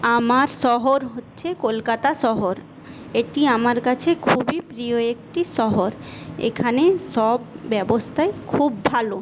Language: Bangla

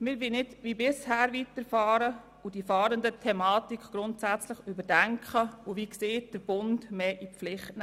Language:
Swiss German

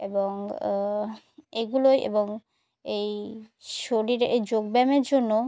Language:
Bangla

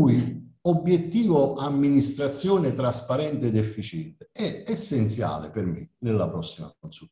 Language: Italian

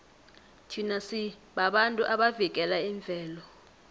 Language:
South Ndebele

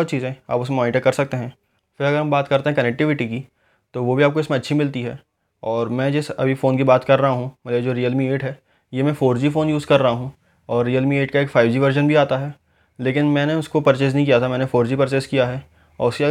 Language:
Hindi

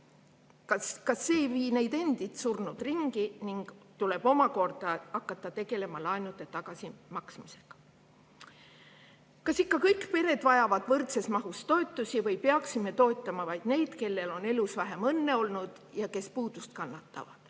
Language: Estonian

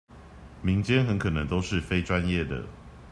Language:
Chinese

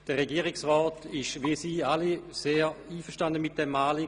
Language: Swiss German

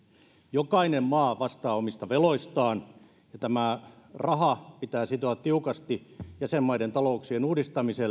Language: Finnish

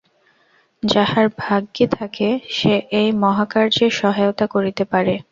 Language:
Bangla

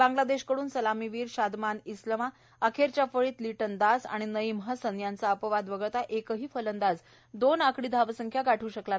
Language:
Marathi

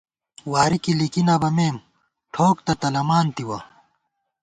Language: Gawar-Bati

